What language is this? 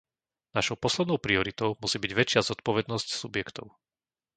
Slovak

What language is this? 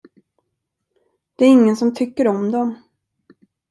Swedish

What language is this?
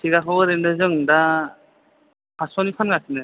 Bodo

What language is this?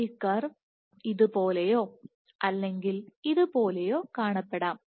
Malayalam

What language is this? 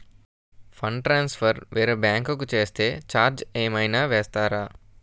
Telugu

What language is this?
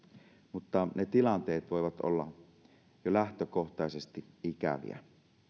Finnish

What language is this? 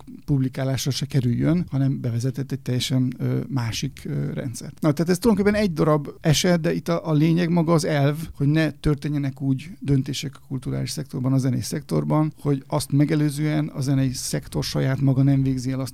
Hungarian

